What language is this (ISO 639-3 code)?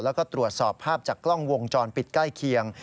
tha